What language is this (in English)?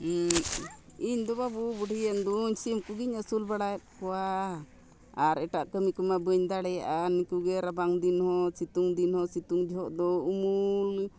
Santali